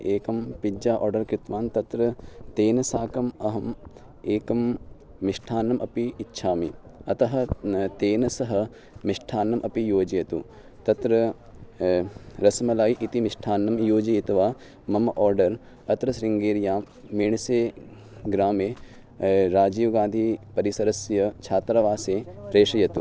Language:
Sanskrit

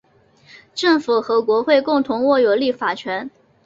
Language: Chinese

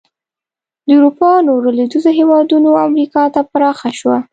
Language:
Pashto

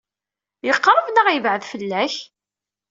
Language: Kabyle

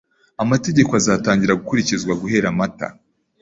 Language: Kinyarwanda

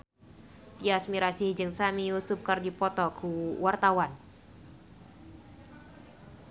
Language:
Sundanese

